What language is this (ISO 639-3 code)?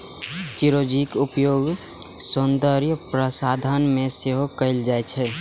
mai